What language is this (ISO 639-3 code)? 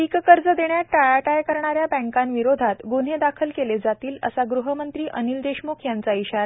mar